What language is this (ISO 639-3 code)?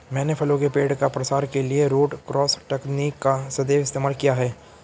hin